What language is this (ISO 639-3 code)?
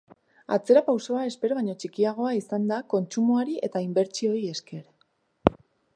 eus